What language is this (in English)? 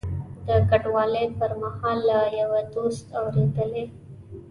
Pashto